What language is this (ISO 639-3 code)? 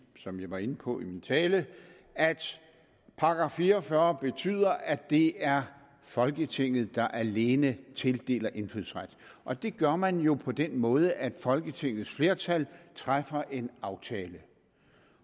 dan